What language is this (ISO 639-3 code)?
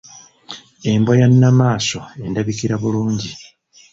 lug